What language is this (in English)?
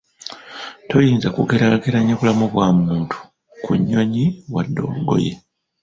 Ganda